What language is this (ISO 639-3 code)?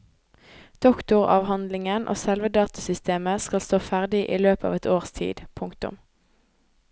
nor